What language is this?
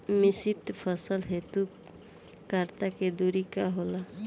Bhojpuri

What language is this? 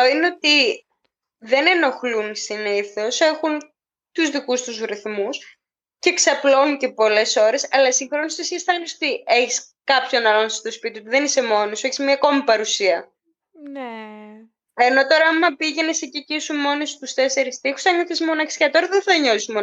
Greek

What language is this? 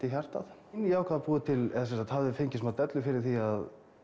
Icelandic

